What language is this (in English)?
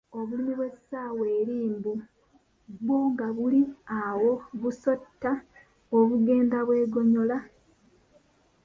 Ganda